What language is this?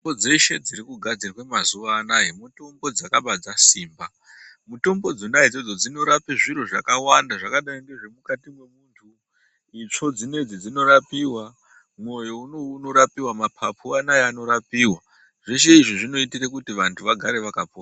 Ndau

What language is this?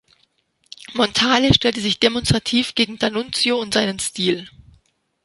German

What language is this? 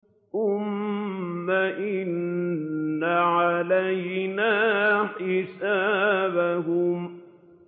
Arabic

